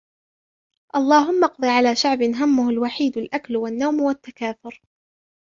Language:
Arabic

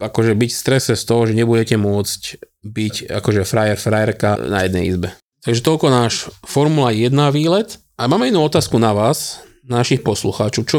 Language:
Slovak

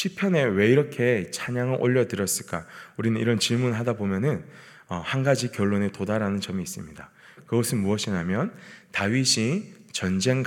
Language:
Korean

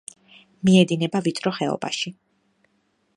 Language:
Georgian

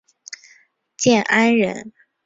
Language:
Chinese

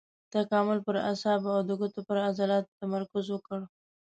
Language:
Pashto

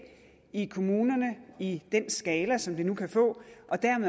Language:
Danish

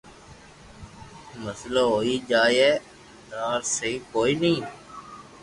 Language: Loarki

